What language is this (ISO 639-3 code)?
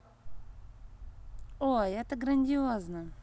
rus